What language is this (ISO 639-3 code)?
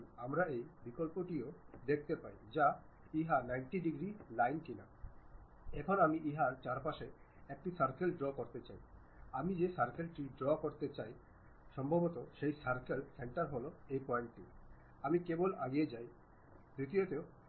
ben